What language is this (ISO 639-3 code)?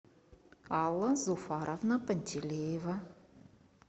rus